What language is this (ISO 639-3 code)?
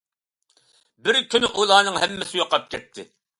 uig